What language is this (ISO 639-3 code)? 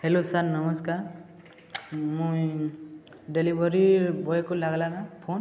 ori